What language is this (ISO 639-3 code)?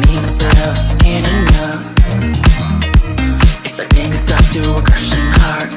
por